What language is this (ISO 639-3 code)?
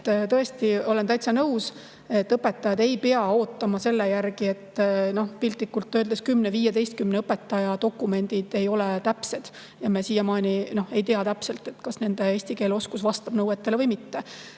est